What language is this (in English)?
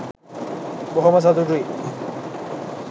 Sinhala